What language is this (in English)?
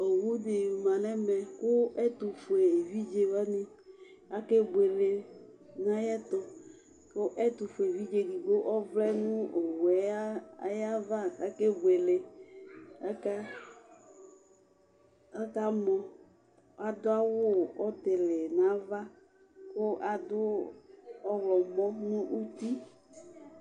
Ikposo